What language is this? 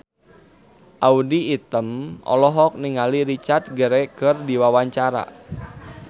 Sundanese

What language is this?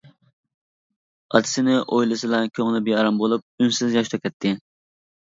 Uyghur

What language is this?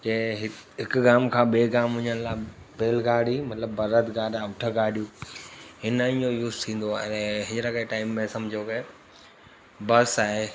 Sindhi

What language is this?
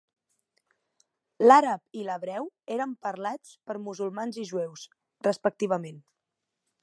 Catalan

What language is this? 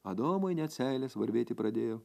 Lithuanian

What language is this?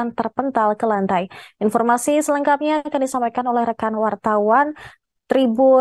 Indonesian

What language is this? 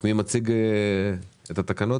Hebrew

